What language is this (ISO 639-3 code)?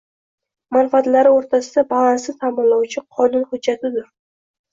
uzb